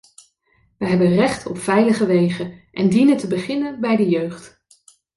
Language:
Dutch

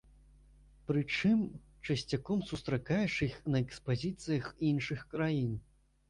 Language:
Belarusian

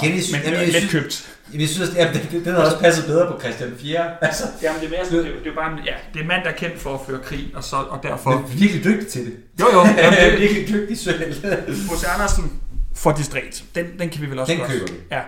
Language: Danish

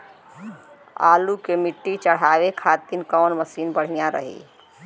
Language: Bhojpuri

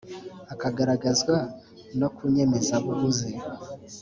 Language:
Kinyarwanda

